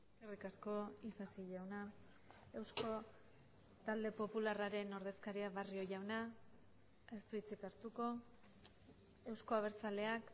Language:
Basque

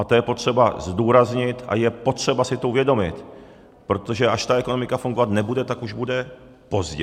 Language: Czech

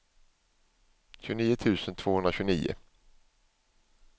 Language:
Swedish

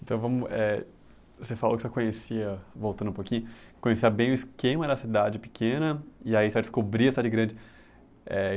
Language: Portuguese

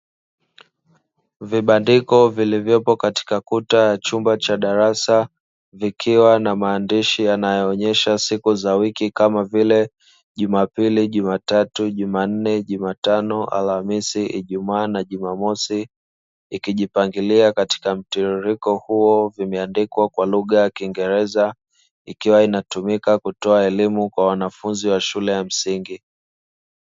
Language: Swahili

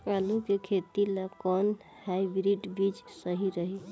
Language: Bhojpuri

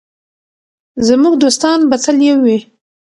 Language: Pashto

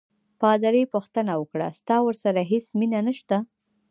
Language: Pashto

